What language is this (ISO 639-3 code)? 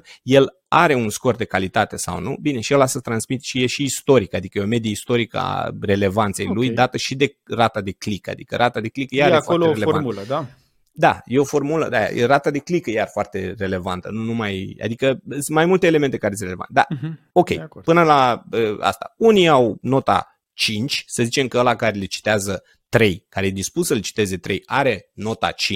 ron